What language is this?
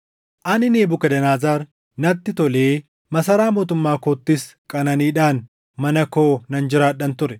Oromo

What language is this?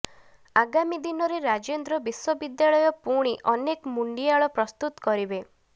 Odia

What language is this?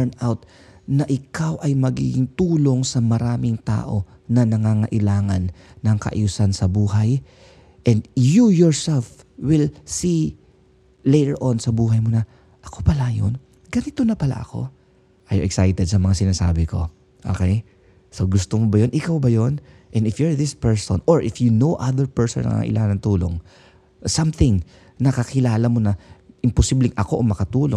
Filipino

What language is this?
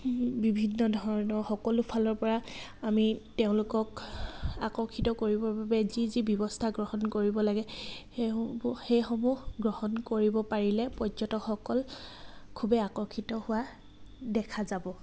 Assamese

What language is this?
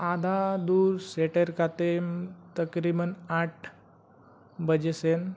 Santali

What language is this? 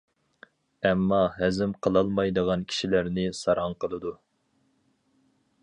Uyghur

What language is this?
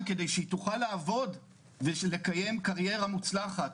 Hebrew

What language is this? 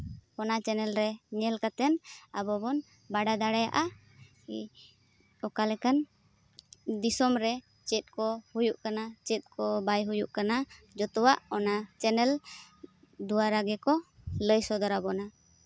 Santali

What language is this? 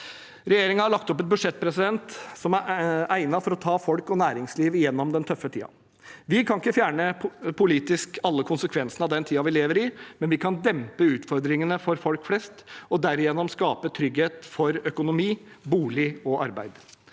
Norwegian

